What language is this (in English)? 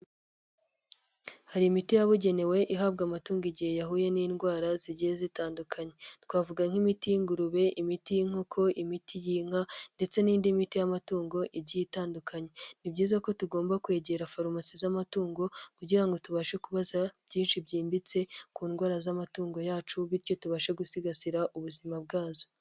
Kinyarwanda